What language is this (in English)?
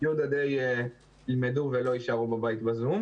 Hebrew